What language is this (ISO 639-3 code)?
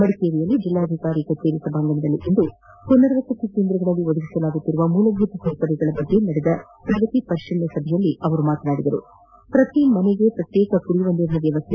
kan